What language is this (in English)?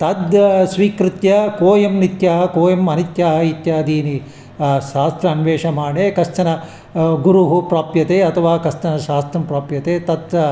Sanskrit